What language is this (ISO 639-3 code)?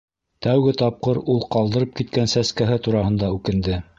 bak